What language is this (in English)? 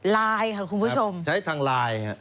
Thai